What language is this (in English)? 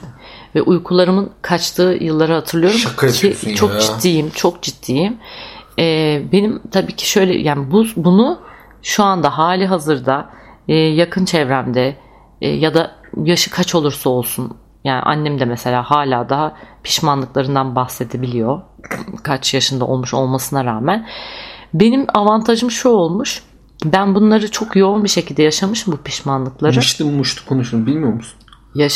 Turkish